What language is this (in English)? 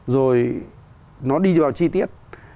Vietnamese